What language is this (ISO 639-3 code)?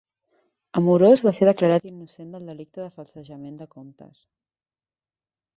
cat